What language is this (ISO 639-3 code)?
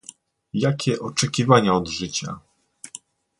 pol